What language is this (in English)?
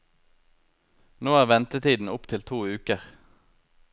Norwegian